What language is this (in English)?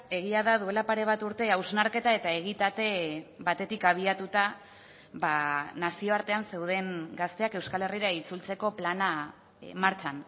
Basque